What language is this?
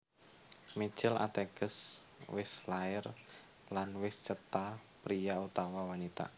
Javanese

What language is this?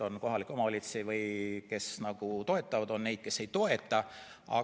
Estonian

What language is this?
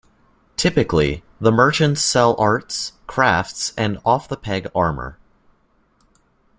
English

